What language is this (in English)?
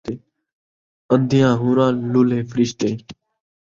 Saraiki